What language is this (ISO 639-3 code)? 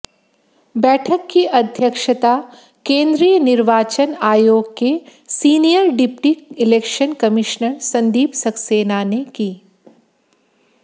hin